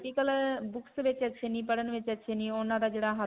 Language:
Punjabi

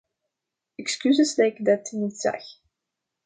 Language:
Dutch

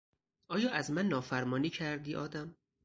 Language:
Persian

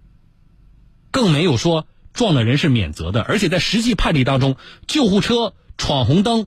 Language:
Chinese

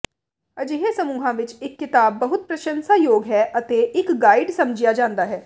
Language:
Punjabi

